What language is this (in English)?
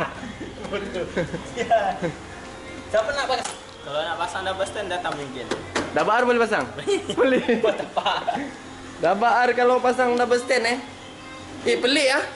Malay